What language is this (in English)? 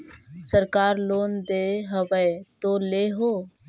Magahi